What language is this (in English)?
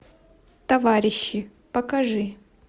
Russian